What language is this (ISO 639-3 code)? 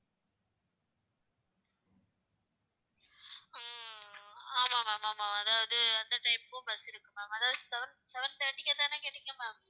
tam